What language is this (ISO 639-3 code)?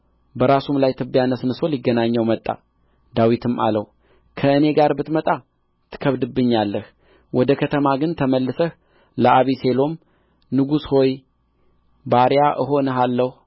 amh